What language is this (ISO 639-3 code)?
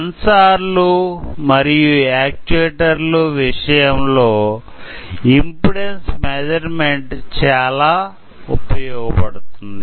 tel